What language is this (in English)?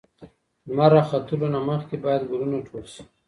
Pashto